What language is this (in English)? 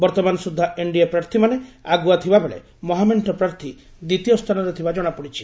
Odia